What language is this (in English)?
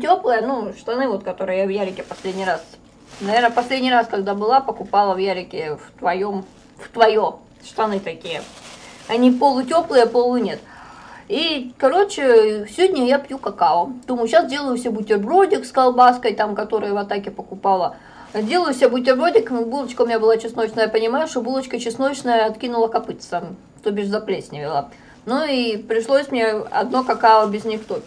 Russian